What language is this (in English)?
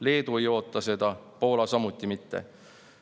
Estonian